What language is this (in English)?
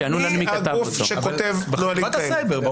Hebrew